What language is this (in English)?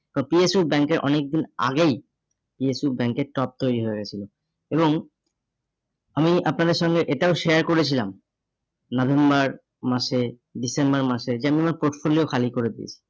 Bangla